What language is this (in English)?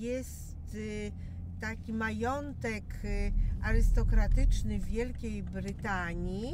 Polish